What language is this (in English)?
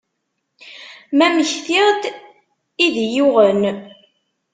Kabyle